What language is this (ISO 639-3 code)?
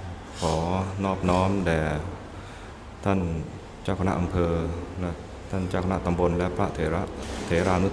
tha